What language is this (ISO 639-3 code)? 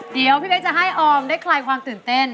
tha